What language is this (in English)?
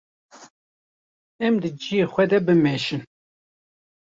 Kurdish